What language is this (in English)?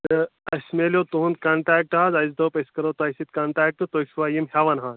Kashmiri